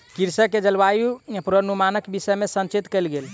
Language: Maithili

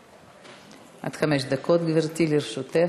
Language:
Hebrew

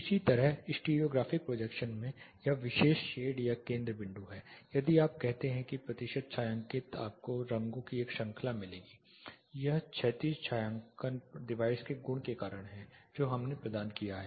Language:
Hindi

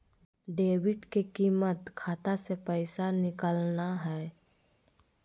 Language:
Magahi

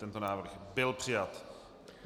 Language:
Czech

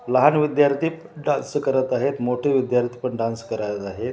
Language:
Marathi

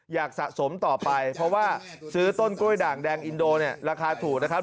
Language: Thai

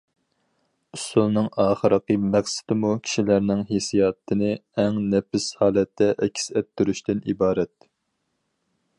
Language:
Uyghur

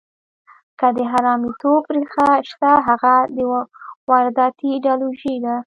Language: Pashto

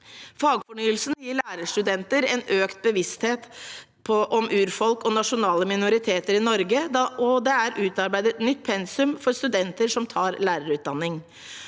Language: Norwegian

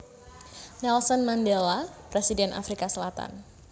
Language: Javanese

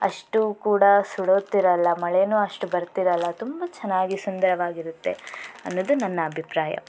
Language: Kannada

